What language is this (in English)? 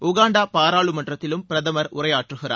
Tamil